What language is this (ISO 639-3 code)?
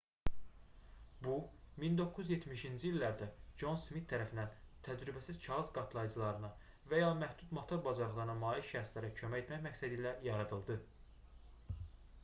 aze